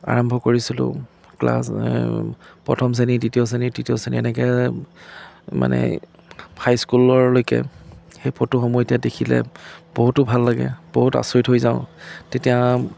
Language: Assamese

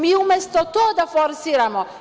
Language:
Serbian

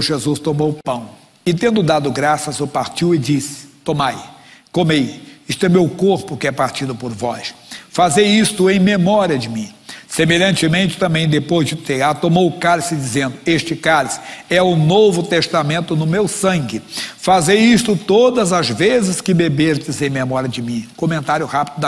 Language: Portuguese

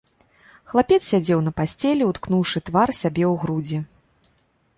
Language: Belarusian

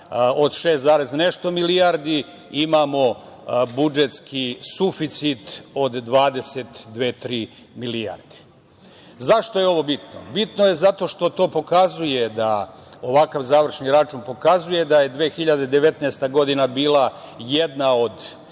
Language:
Serbian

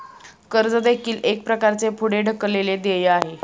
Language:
Marathi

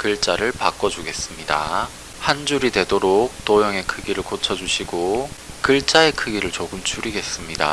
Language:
Korean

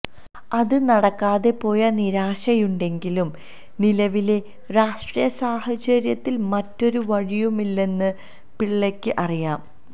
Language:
Malayalam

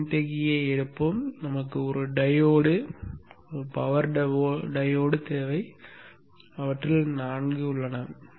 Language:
Tamil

